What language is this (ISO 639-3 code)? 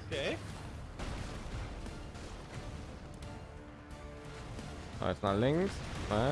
deu